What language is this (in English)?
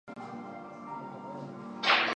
Chinese